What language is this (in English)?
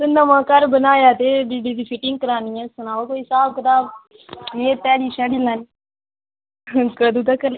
Dogri